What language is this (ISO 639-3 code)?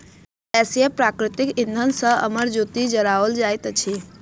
mai